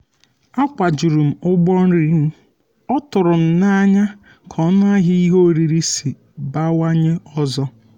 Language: Igbo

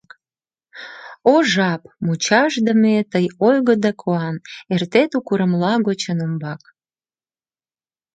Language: Mari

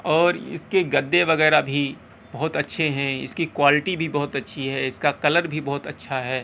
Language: Urdu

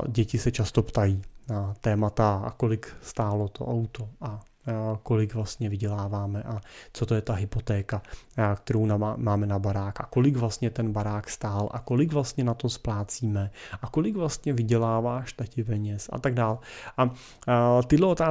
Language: Czech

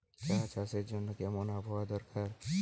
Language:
Bangla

